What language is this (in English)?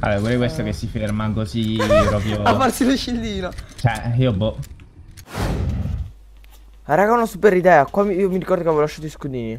Italian